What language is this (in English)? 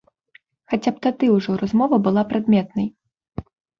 Belarusian